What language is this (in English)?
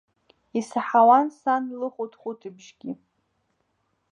Abkhazian